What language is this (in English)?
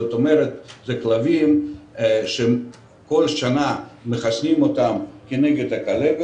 Hebrew